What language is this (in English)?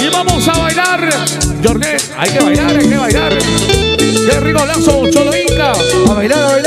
Spanish